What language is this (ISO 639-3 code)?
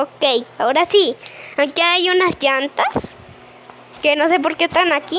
spa